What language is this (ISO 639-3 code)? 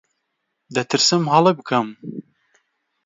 ckb